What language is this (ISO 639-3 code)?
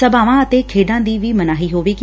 pan